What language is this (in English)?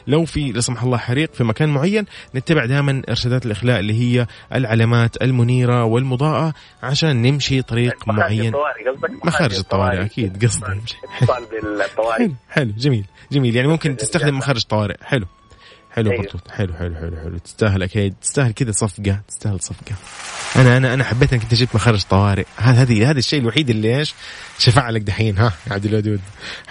Arabic